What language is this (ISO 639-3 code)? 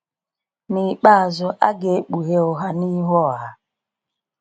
ibo